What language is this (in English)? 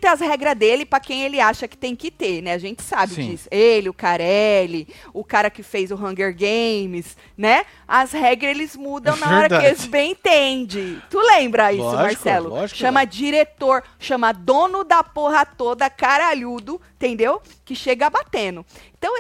Portuguese